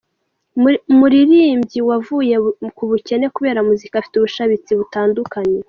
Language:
Kinyarwanda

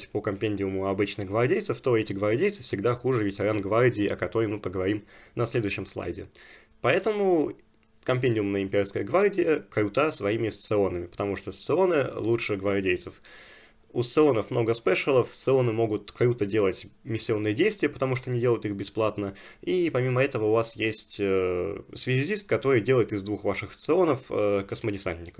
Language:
Russian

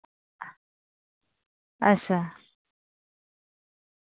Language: Dogri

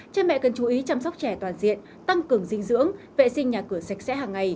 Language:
Vietnamese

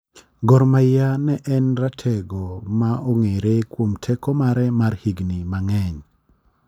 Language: Luo (Kenya and Tanzania)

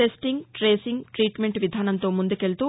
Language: Telugu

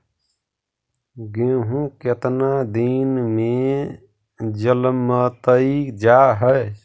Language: Magahi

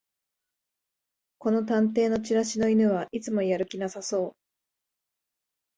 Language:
Japanese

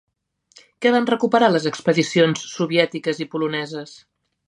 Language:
Catalan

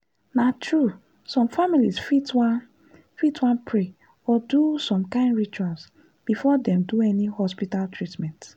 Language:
Nigerian Pidgin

